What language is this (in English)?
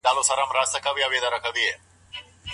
Pashto